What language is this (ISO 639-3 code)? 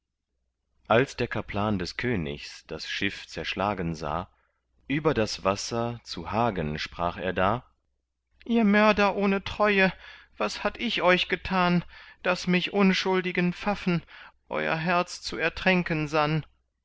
deu